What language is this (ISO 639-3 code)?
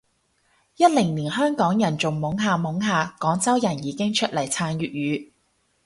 yue